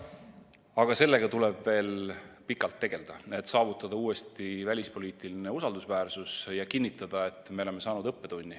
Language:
Estonian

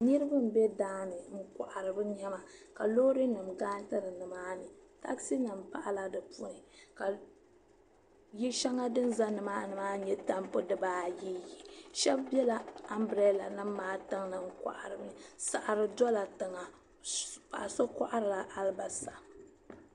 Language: Dagbani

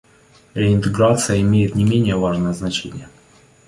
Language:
Russian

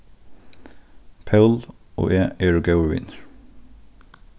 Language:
Faroese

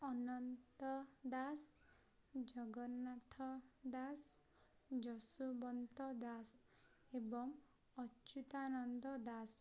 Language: Odia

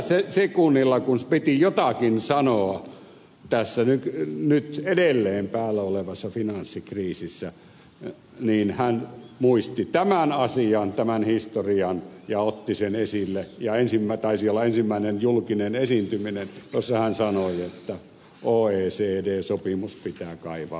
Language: Finnish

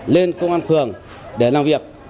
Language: Vietnamese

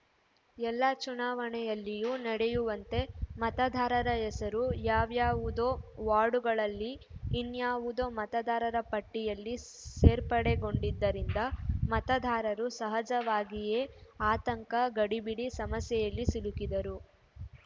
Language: Kannada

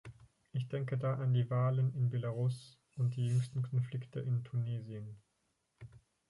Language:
German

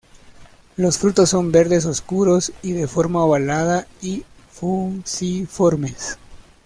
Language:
Spanish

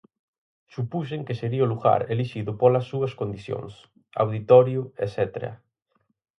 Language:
Galician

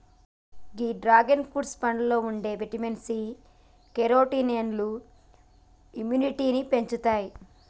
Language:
Telugu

